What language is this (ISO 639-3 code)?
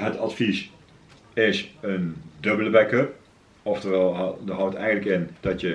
nld